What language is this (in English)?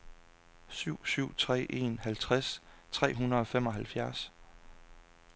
Danish